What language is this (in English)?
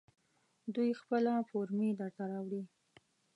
Pashto